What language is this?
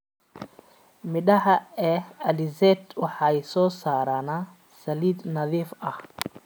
Somali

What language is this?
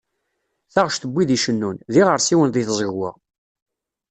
Kabyle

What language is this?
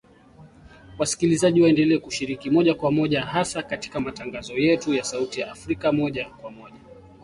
Swahili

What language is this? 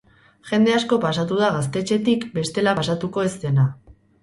Basque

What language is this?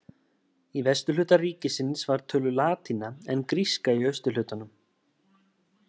Icelandic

